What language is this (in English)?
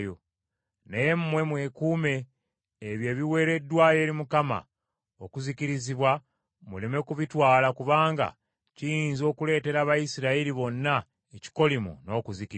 Ganda